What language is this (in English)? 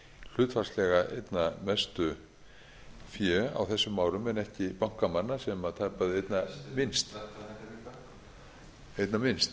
Icelandic